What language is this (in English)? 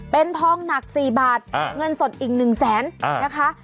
Thai